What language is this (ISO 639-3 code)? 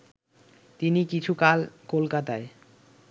ben